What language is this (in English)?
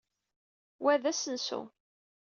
Kabyle